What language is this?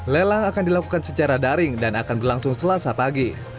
Indonesian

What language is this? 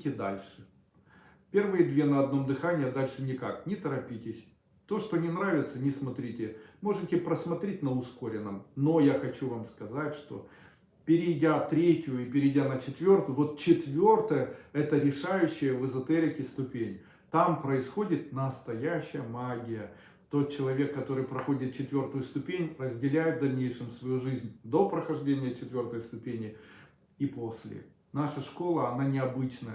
Russian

